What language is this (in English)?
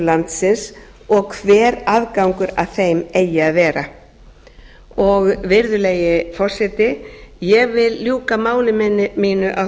Icelandic